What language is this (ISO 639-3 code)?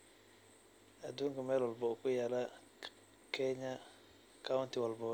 som